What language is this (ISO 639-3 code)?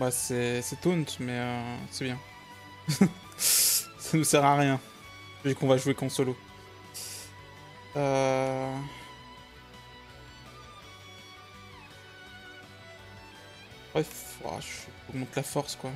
fra